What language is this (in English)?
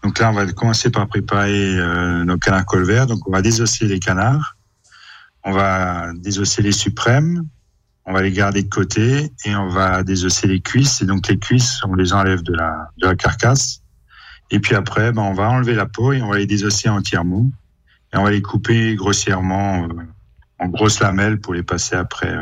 French